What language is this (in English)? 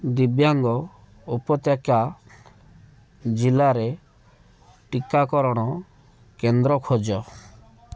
Odia